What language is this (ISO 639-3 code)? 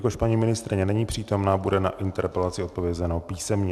ces